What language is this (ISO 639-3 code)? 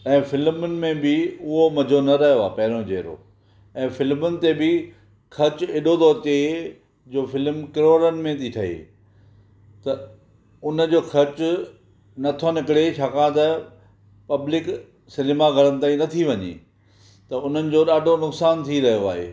snd